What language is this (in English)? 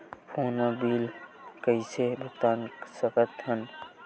Chhattisgarhi